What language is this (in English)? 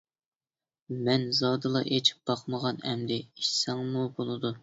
Uyghur